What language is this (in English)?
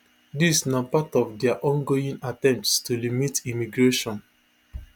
Nigerian Pidgin